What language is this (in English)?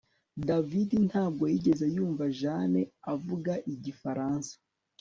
Kinyarwanda